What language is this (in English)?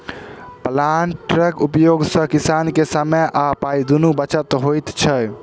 Maithili